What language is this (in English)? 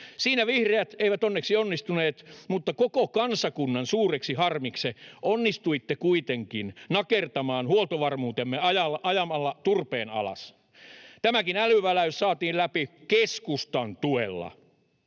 Finnish